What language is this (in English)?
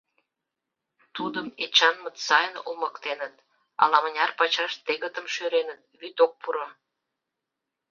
Mari